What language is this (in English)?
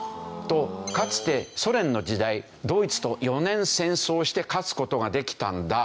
Japanese